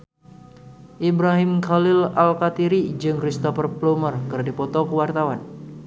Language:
Sundanese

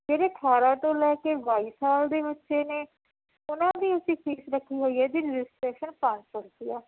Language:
Punjabi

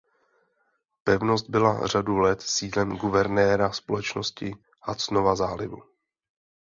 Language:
Czech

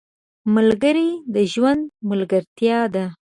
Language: Pashto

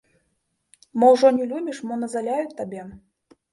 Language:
Belarusian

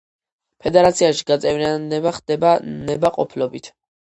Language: Georgian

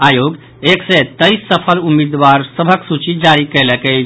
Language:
Maithili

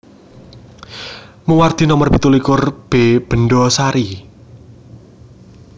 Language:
Javanese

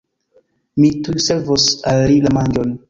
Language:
Esperanto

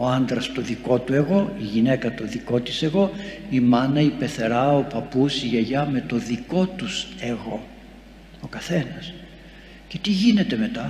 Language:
Greek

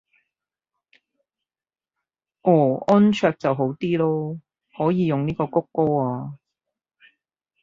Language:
Cantonese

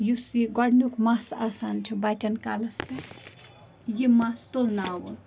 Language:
Kashmiri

